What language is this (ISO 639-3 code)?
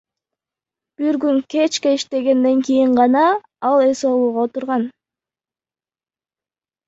kir